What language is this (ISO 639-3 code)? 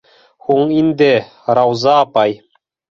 bak